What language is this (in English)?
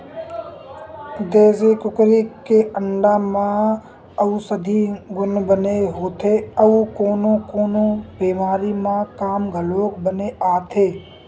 Chhattisgarhi